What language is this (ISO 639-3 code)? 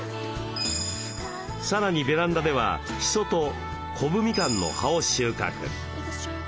jpn